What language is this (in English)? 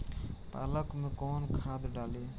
Bhojpuri